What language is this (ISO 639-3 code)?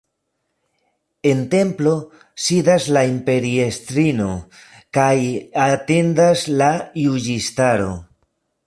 epo